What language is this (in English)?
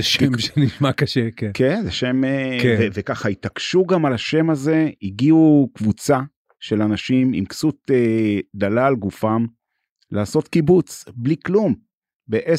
Hebrew